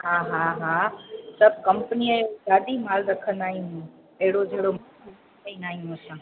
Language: Sindhi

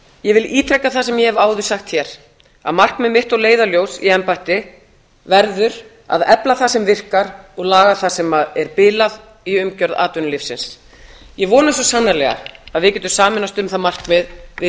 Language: Icelandic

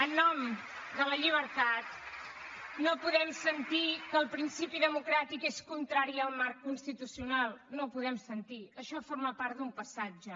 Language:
Catalan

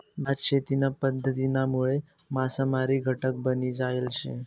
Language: Marathi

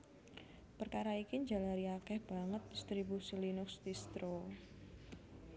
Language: Javanese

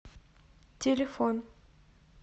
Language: Russian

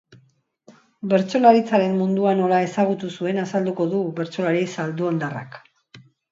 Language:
Basque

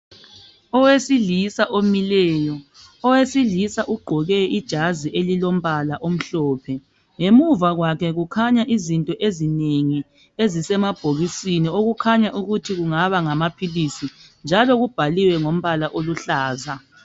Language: North Ndebele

